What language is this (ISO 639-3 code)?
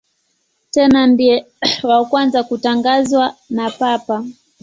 swa